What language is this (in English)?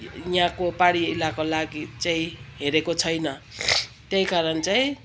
Nepali